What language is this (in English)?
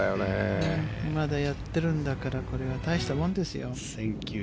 Japanese